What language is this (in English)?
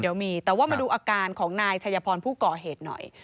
Thai